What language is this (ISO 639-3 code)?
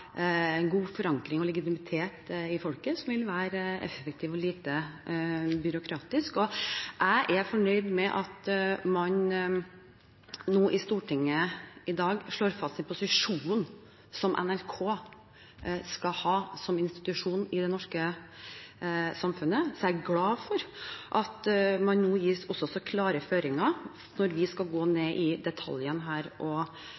nob